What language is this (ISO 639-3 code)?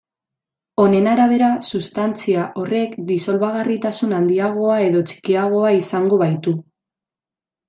eus